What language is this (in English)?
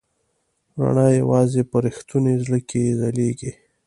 Pashto